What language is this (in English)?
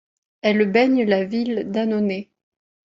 French